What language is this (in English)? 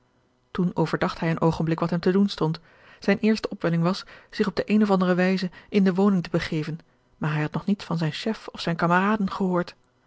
Dutch